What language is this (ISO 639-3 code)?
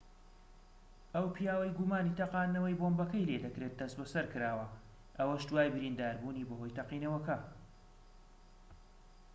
ckb